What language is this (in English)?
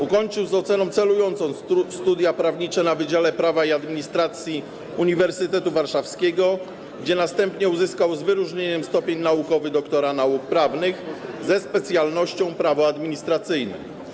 Polish